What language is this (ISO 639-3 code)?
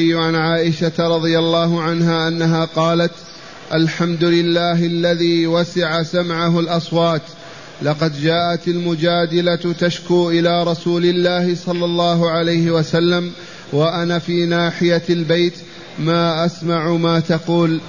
ara